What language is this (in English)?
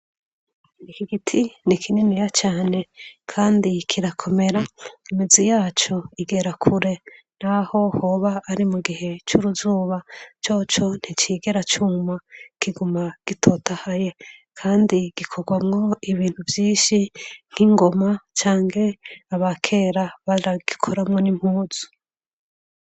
Rundi